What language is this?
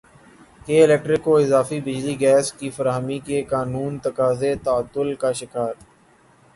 Urdu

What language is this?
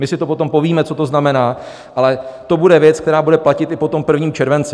Czech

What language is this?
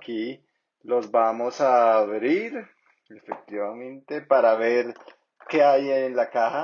Spanish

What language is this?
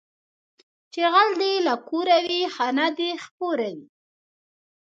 Pashto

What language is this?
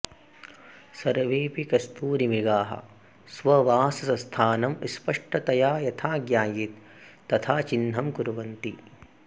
Sanskrit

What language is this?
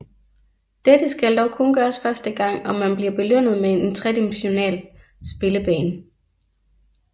Danish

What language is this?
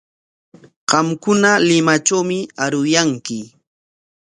Corongo Ancash Quechua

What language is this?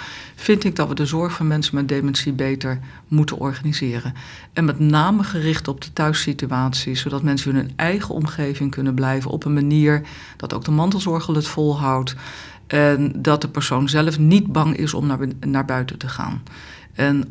Dutch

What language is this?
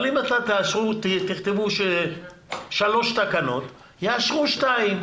Hebrew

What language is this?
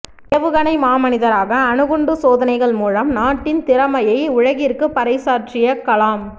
Tamil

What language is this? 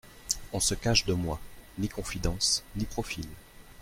French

